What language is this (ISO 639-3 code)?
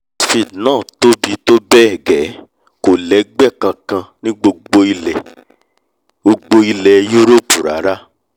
yor